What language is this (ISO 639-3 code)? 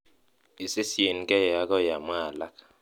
kln